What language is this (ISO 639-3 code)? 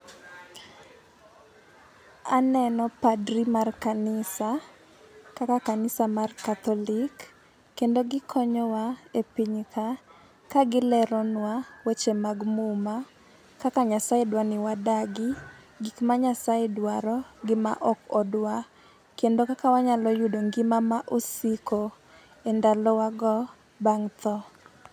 luo